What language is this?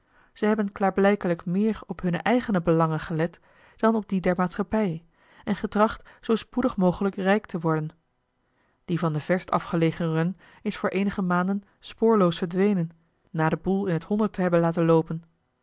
Dutch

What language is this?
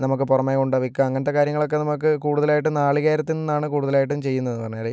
Malayalam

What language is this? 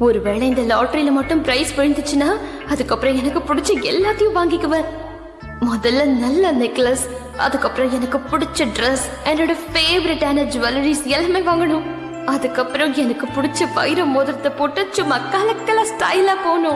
Indonesian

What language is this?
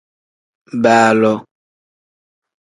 Tem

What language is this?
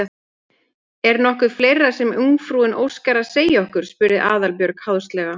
Icelandic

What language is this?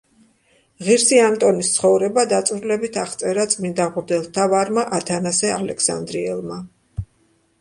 Georgian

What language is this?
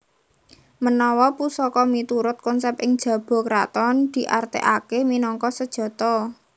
Javanese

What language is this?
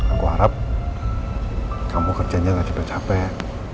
Indonesian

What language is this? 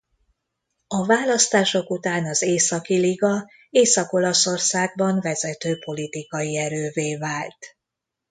Hungarian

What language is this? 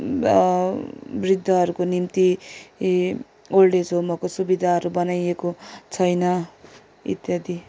Nepali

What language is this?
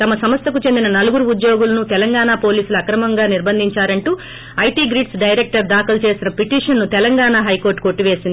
Telugu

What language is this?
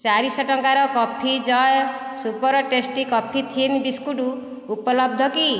Odia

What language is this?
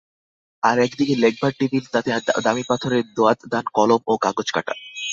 Bangla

